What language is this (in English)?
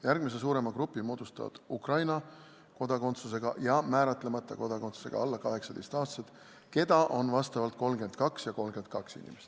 Estonian